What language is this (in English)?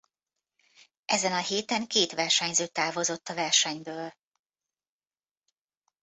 Hungarian